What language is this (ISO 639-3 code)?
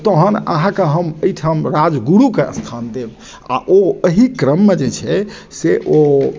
mai